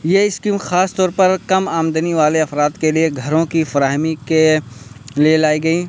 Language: Urdu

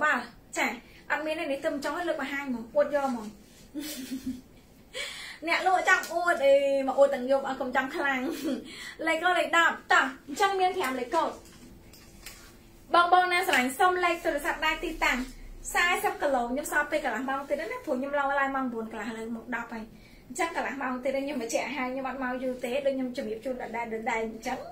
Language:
Vietnamese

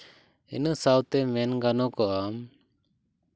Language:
Santali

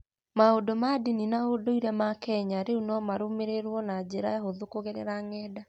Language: Kikuyu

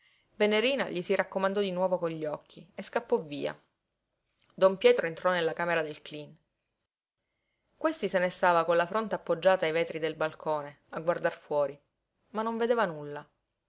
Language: Italian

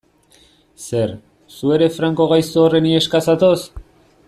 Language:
Basque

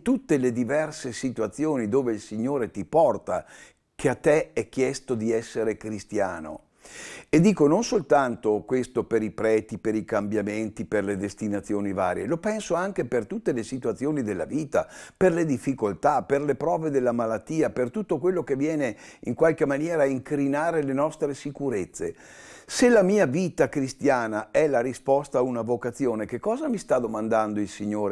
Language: Italian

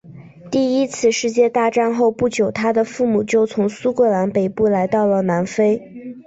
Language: Chinese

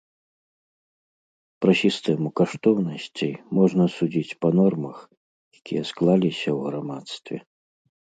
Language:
Belarusian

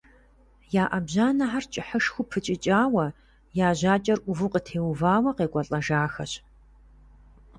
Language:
Kabardian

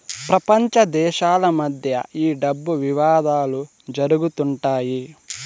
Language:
Telugu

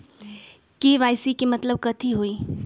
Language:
Magahi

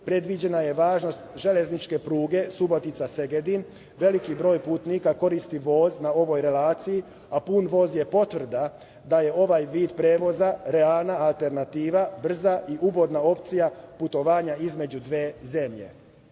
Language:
Serbian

